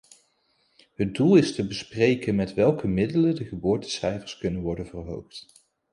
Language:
Dutch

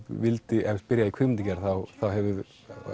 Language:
Icelandic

